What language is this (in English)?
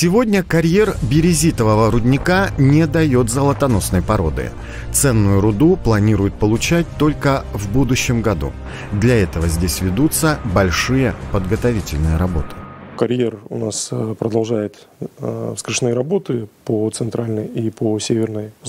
Russian